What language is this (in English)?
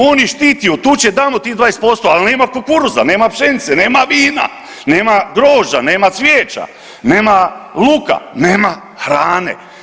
Croatian